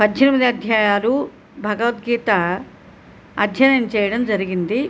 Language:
Telugu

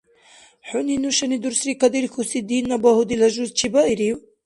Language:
Dargwa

